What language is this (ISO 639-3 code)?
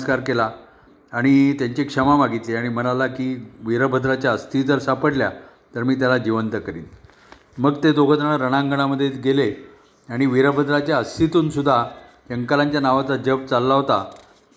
mar